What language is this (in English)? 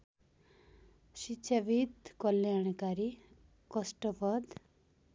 Nepali